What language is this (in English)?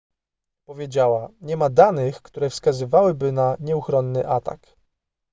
Polish